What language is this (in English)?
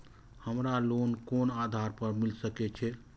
Maithili